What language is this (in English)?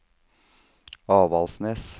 Norwegian